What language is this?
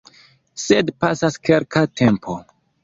Esperanto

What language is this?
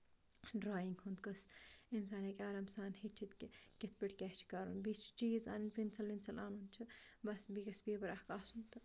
Kashmiri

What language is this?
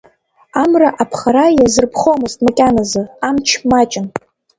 Abkhazian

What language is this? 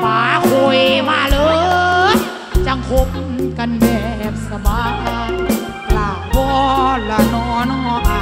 Thai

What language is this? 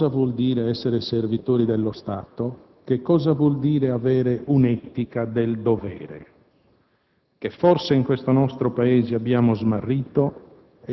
Italian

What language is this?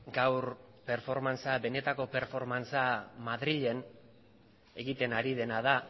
Basque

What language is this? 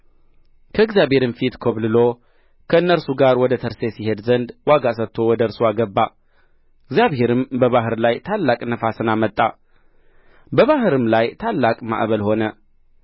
Amharic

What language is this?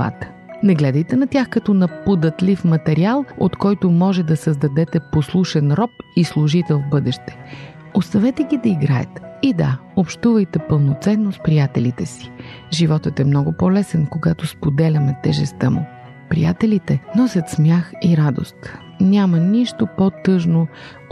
Bulgarian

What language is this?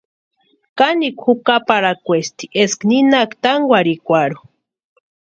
Western Highland Purepecha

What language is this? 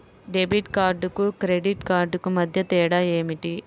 Telugu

